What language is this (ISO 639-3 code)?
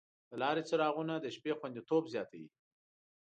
pus